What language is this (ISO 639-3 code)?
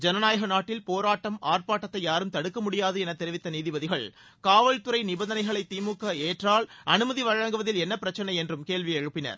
tam